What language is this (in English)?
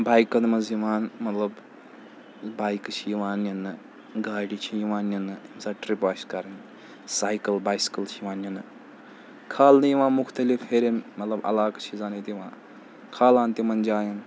Kashmiri